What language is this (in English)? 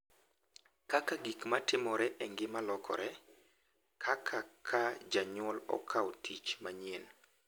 Luo (Kenya and Tanzania)